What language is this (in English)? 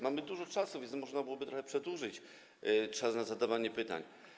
Polish